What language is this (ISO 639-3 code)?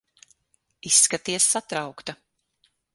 lav